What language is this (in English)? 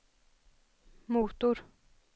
Swedish